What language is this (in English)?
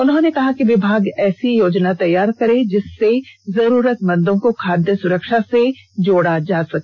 Hindi